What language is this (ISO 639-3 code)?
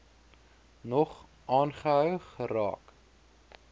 afr